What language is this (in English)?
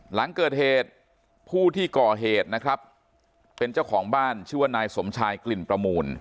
Thai